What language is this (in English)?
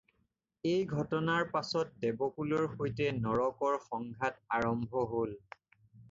Assamese